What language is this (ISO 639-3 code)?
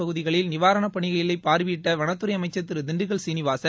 tam